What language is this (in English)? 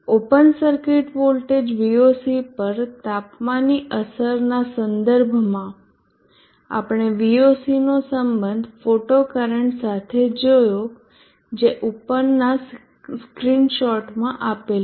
Gujarati